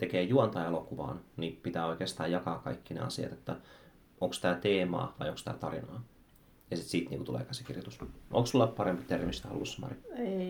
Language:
Finnish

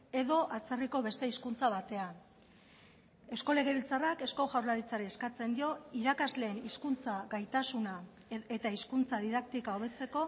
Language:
Basque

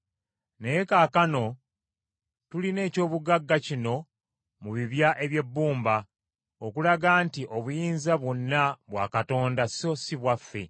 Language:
Ganda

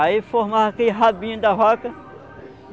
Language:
Portuguese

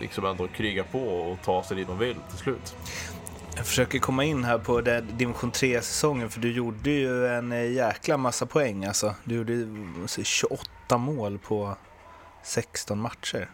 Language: Swedish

